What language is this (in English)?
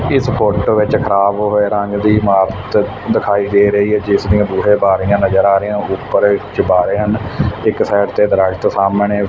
Punjabi